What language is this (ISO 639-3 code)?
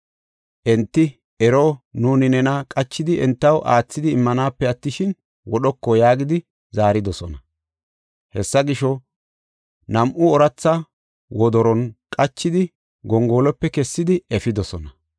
gof